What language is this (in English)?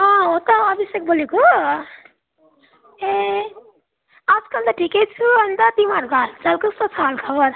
Nepali